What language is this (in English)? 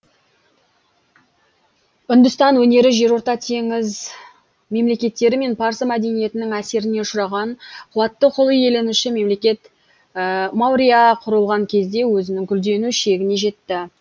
Kazakh